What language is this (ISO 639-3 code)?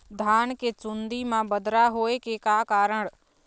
hne